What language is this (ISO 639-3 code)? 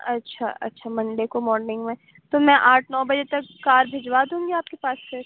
urd